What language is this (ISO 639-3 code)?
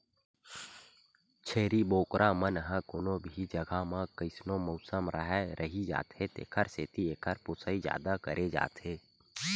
hne